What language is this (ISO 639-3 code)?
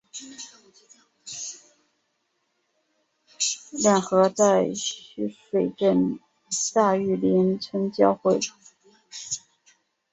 zho